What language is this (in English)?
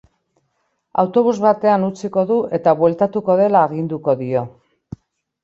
Basque